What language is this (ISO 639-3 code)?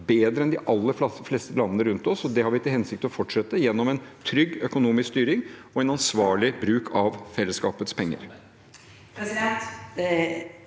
nor